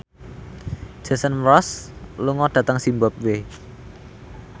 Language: Javanese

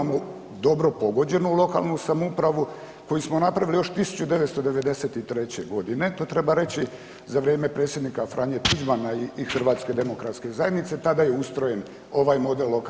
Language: Croatian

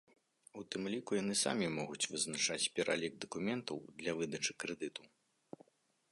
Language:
Belarusian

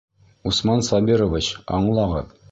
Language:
Bashkir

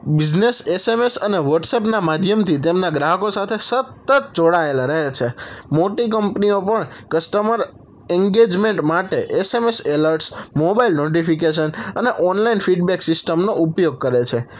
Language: Gujarati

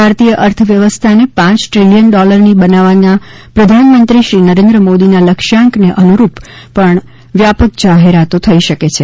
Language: Gujarati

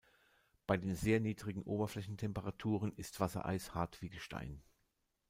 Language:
German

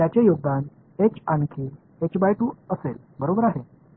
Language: Marathi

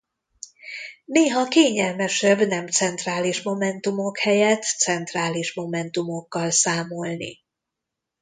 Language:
Hungarian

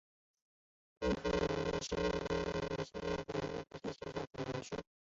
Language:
Chinese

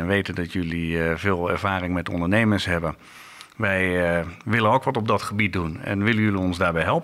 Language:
Dutch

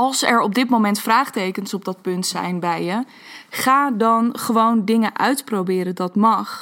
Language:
Dutch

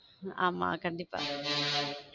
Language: Tamil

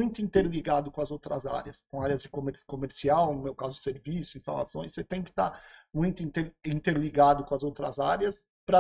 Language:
Portuguese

